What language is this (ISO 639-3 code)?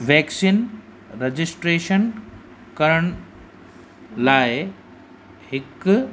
snd